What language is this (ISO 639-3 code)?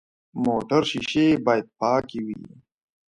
pus